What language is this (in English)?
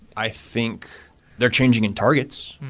English